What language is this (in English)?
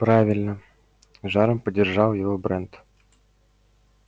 Russian